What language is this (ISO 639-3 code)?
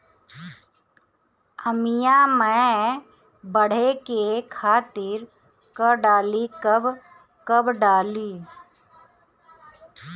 bho